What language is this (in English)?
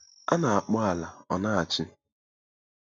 Igbo